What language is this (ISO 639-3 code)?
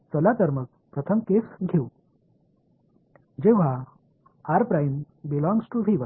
tam